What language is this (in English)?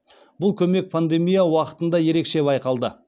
Kazakh